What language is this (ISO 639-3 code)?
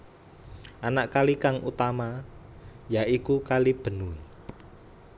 jav